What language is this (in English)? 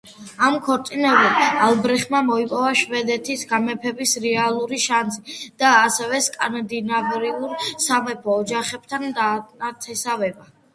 Georgian